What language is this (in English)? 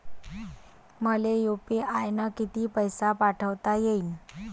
Marathi